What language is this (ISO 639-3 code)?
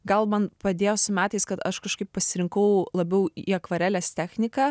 lit